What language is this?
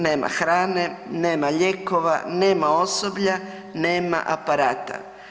Croatian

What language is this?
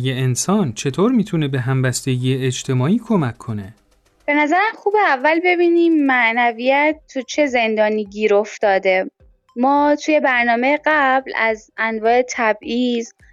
Persian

